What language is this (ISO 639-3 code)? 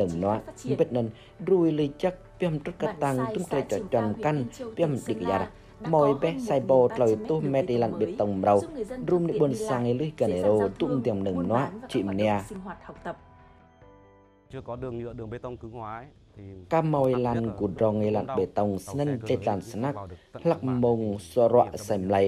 vie